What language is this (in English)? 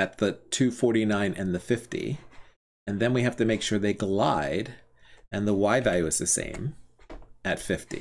English